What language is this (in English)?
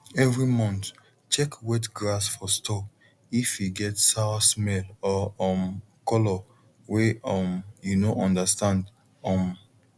Nigerian Pidgin